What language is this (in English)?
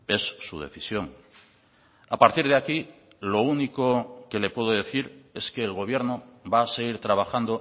Spanish